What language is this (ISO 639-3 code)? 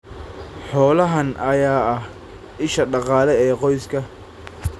som